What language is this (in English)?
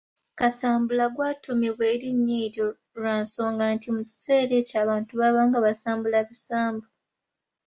Ganda